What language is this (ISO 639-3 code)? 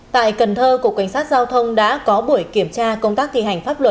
vie